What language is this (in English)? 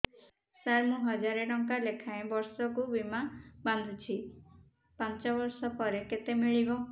Odia